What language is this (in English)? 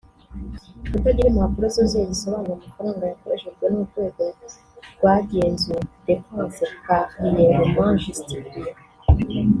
Kinyarwanda